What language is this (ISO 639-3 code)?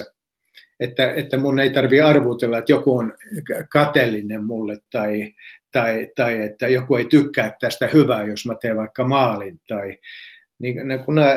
fin